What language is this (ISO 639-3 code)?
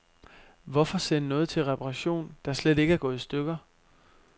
dan